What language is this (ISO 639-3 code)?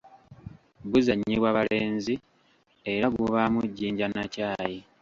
lug